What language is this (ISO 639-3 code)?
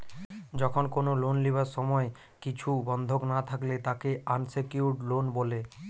ben